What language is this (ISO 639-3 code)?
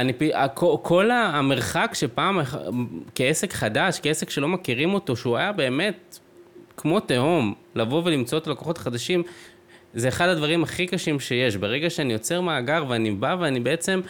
heb